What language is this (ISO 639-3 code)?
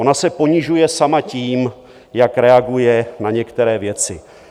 ces